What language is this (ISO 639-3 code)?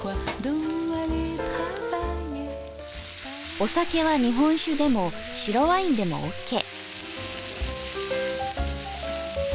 jpn